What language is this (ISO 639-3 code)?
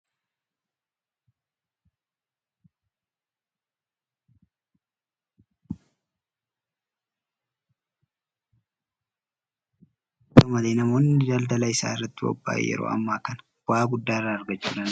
orm